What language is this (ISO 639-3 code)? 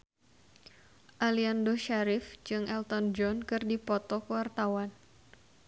sun